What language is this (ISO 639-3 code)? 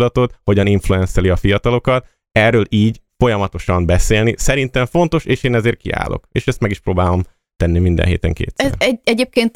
hun